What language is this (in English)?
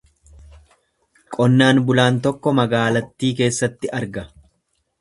Oromo